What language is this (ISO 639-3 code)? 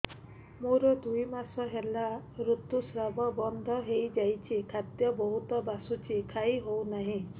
ori